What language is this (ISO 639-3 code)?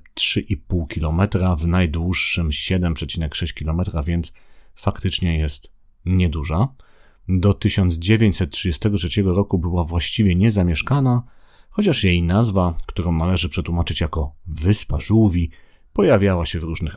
pol